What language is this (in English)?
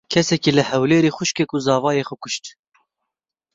Kurdish